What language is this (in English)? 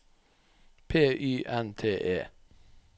Norwegian